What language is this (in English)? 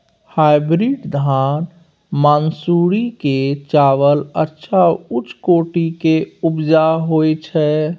Maithili